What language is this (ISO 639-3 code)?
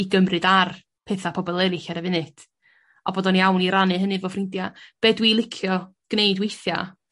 cym